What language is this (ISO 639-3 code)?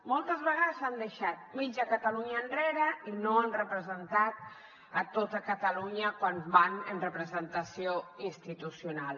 cat